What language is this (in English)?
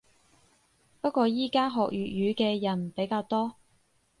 Cantonese